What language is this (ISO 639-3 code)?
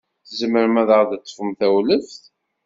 kab